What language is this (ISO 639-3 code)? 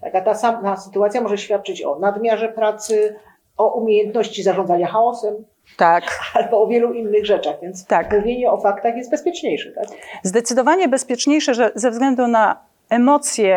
pol